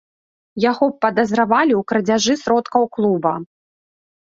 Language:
Belarusian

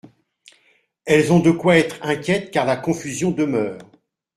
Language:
French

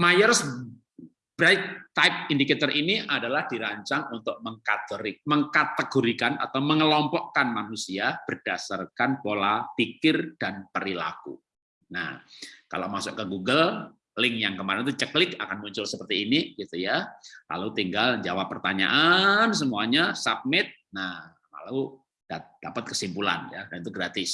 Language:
Indonesian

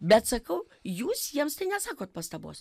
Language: Lithuanian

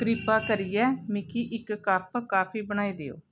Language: Dogri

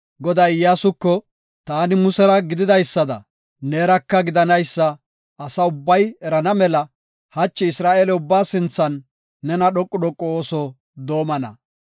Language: Gofa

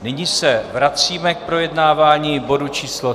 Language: Czech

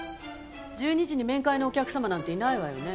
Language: Japanese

